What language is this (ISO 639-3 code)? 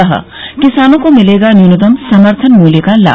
hin